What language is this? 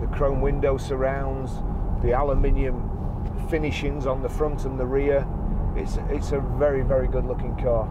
English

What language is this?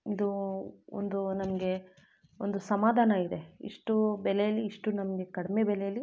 Kannada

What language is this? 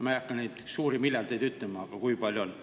Estonian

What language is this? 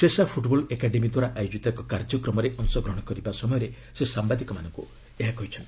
Odia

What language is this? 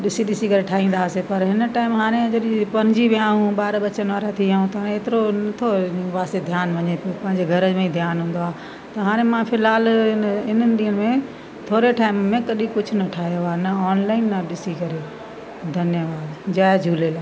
Sindhi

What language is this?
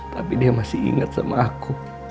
Indonesian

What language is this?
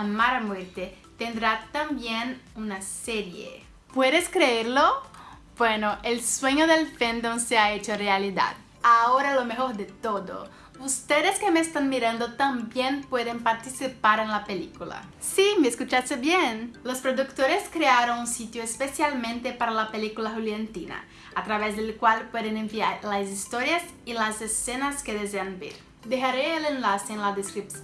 Spanish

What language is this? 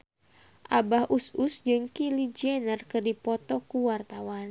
Sundanese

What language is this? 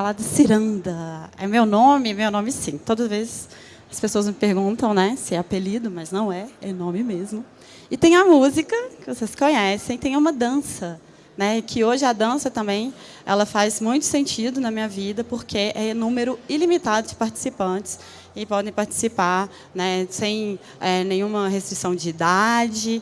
Portuguese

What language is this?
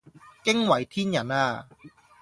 Cantonese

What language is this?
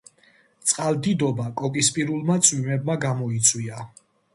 Georgian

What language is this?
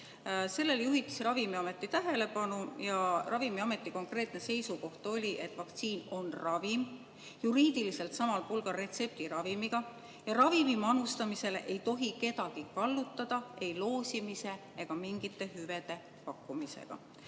Estonian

